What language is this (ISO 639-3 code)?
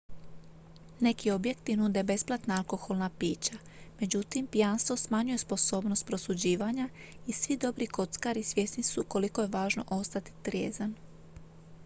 hrv